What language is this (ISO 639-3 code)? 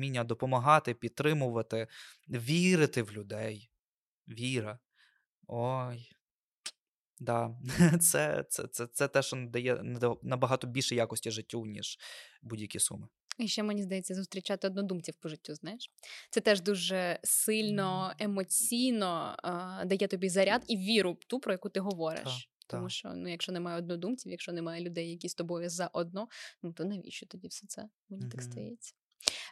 ukr